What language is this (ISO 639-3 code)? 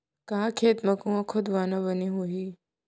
hne